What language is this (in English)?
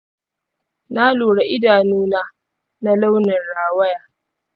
Hausa